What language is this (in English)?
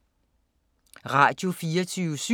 Danish